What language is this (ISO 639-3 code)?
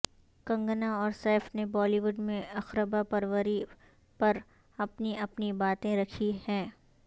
urd